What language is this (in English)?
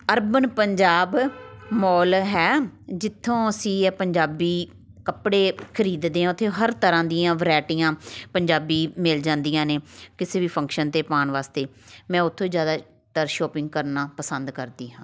Punjabi